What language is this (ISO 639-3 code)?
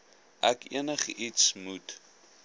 afr